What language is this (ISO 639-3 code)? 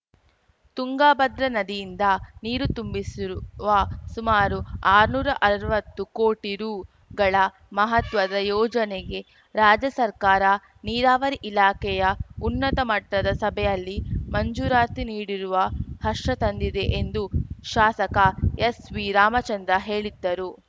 kan